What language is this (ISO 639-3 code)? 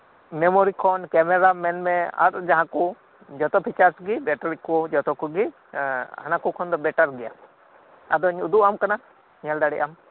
sat